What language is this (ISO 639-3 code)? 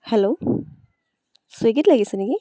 asm